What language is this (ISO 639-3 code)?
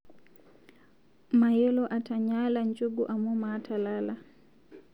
mas